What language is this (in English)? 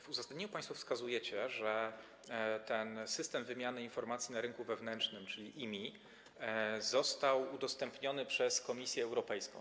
Polish